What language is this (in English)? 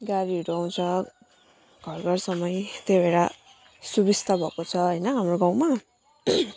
Nepali